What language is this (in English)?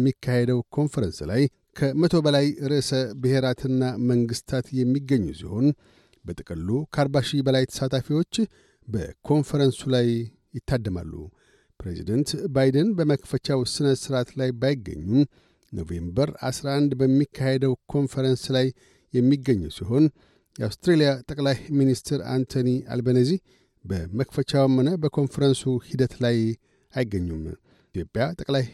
Amharic